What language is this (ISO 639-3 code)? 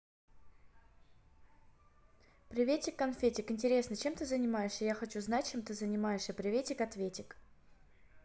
rus